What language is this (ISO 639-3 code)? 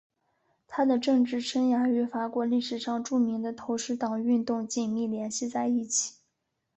zho